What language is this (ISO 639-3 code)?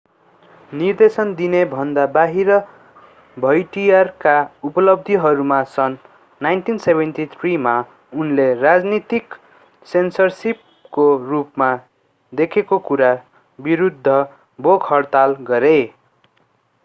nep